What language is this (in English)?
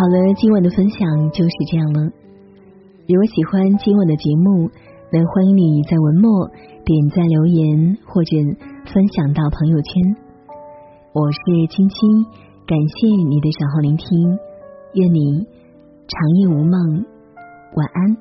Chinese